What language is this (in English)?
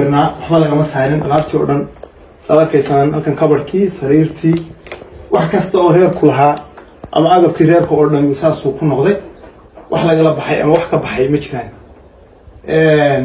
Arabic